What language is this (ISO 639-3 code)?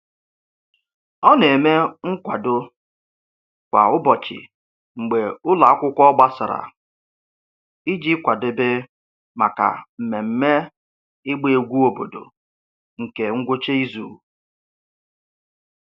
ibo